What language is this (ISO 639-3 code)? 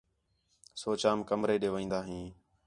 xhe